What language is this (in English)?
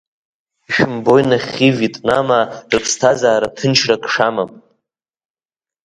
Abkhazian